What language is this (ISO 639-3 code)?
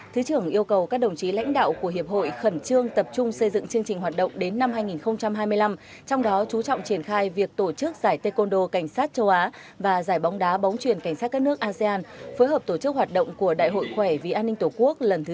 vie